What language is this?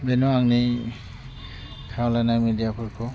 Bodo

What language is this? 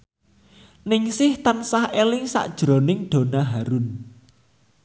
Javanese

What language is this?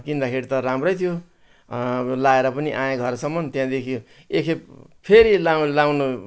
Nepali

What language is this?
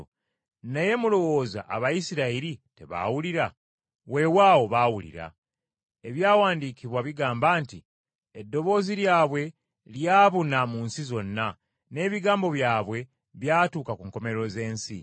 Ganda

